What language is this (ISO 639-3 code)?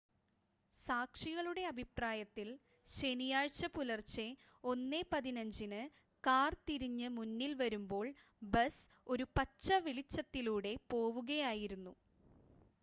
mal